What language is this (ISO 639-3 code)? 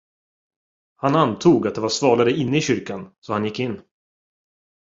swe